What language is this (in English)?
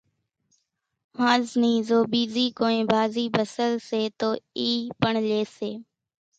Kachi Koli